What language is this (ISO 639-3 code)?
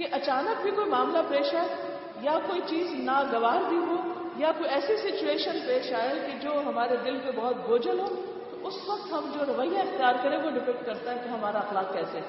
urd